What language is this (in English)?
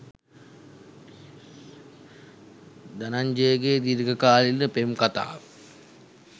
Sinhala